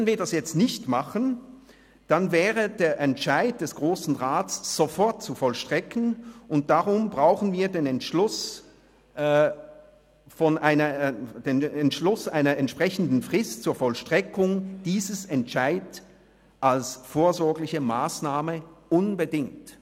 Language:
Swiss German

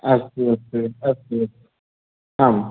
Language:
Sanskrit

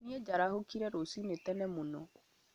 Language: Kikuyu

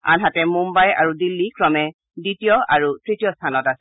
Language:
Assamese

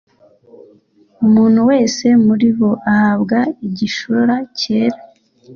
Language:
Kinyarwanda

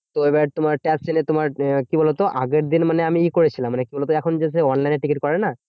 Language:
Bangla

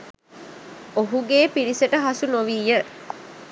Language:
Sinhala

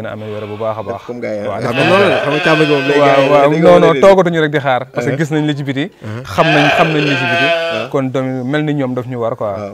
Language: Indonesian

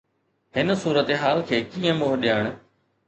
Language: Sindhi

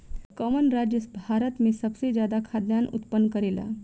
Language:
Bhojpuri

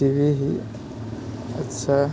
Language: Maithili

